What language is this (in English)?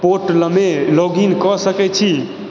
Maithili